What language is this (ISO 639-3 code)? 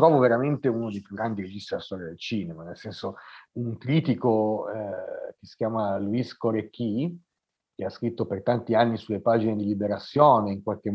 ita